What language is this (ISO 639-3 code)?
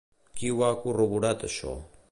cat